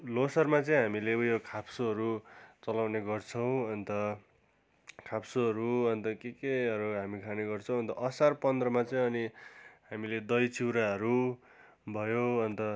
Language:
Nepali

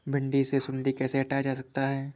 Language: Hindi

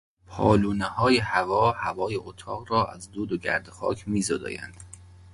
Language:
Persian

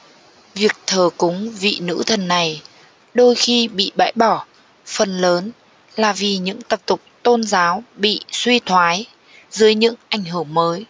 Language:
Vietnamese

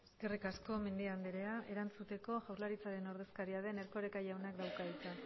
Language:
Basque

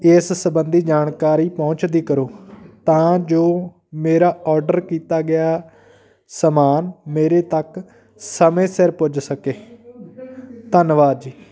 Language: Punjabi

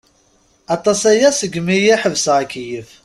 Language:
Kabyle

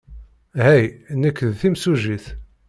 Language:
Kabyle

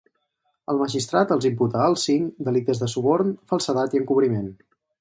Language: Catalan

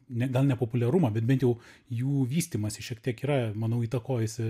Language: Lithuanian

